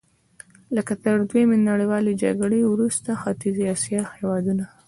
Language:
Pashto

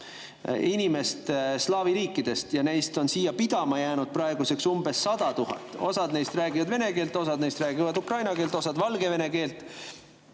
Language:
Estonian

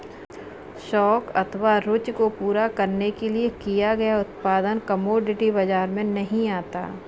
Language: Hindi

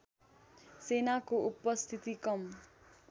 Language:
Nepali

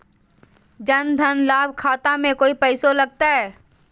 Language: Magahi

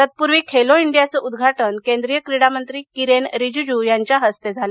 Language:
Marathi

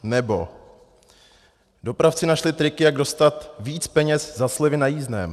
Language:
Czech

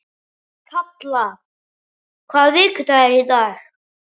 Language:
Icelandic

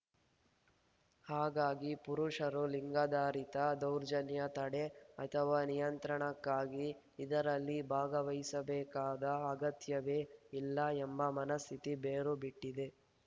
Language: Kannada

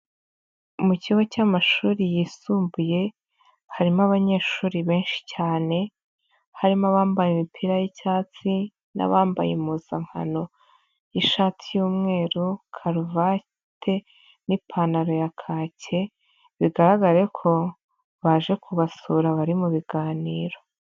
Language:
Kinyarwanda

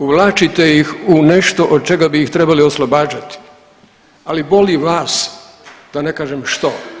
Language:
Croatian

